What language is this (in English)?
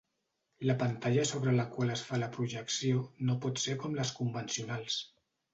Catalan